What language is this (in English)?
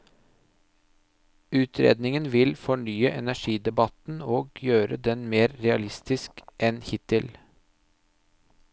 Norwegian